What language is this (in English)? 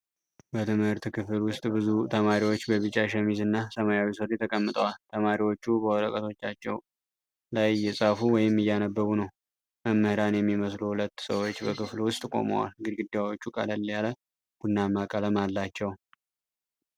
Amharic